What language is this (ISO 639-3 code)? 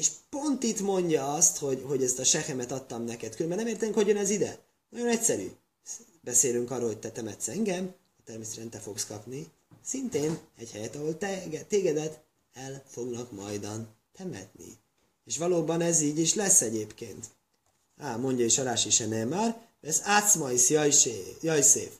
hun